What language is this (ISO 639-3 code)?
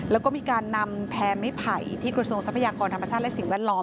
tha